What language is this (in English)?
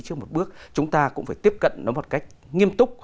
Vietnamese